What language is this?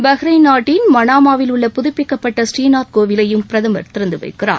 Tamil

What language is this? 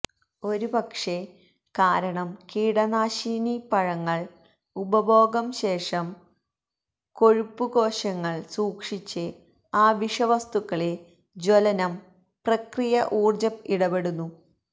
Malayalam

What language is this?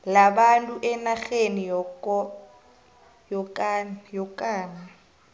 South Ndebele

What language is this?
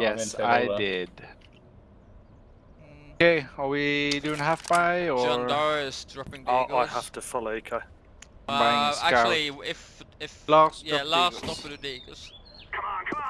English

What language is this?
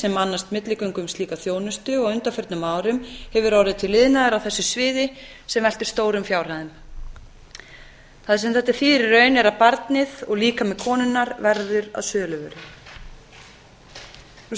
Icelandic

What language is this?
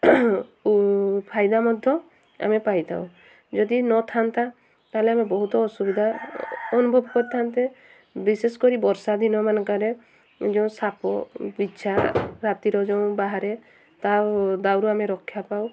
Odia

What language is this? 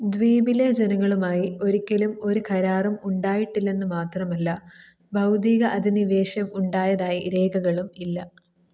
Malayalam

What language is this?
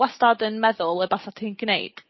Welsh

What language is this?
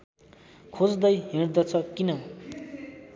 Nepali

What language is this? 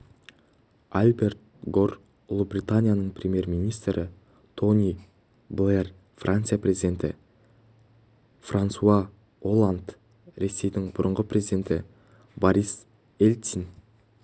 Kazakh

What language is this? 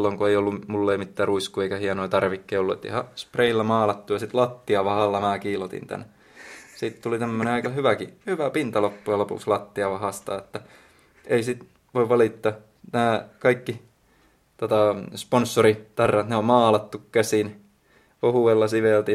Finnish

